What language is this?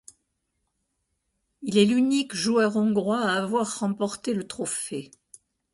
French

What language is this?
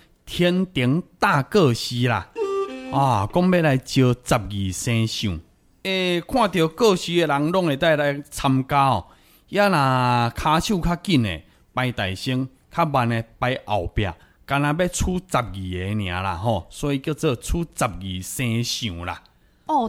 Chinese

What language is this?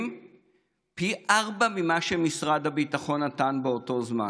Hebrew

